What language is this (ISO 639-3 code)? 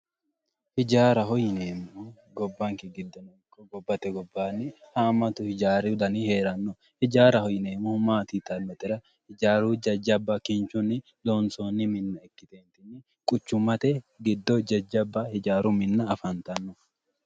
sid